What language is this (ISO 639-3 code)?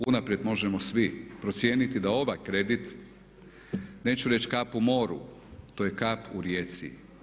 hrv